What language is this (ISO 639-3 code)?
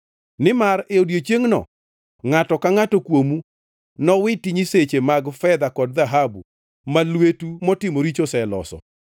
luo